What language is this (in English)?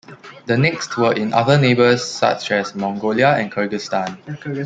English